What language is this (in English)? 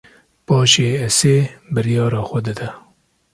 Kurdish